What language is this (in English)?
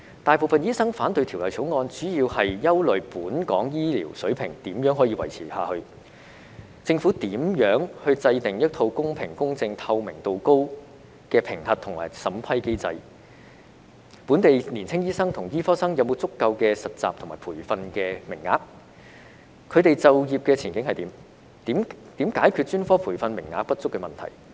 Cantonese